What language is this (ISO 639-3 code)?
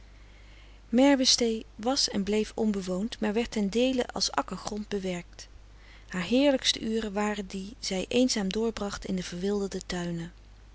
nld